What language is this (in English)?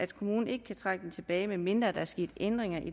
Danish